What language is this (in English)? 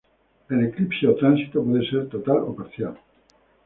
Spanish